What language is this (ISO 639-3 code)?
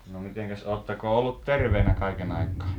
fin